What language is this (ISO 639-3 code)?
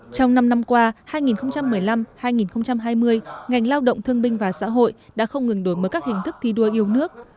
vie